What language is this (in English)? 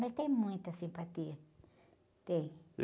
Portuguese